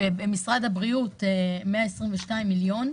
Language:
Hebrew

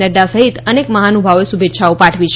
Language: Gujarati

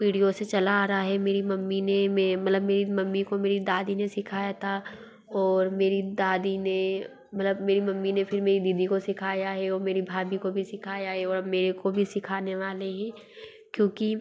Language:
Hindi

